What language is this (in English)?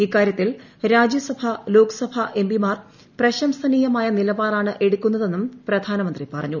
Malayalam